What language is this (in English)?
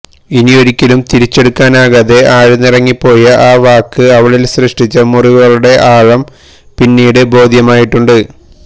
Malayalam